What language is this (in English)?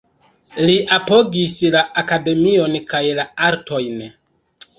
Esperanto